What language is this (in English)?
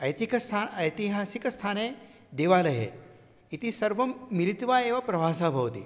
Sanskrit